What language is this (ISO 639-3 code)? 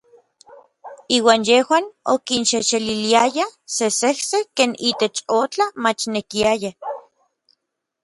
nlv